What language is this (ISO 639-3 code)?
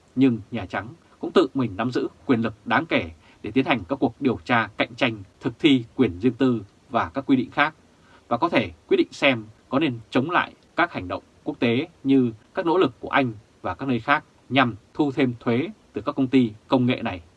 vie